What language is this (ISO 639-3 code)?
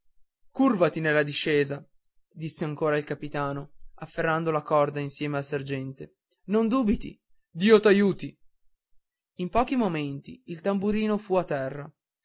ita